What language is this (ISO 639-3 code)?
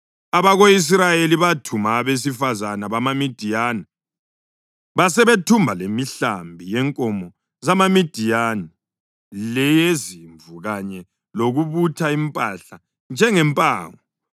nde